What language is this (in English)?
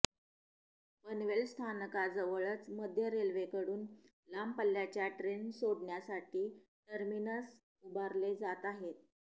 Marathi